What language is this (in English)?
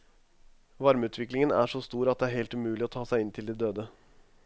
Norwegian